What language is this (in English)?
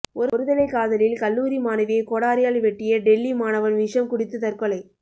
Tamil